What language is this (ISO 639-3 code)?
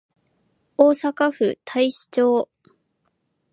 jpn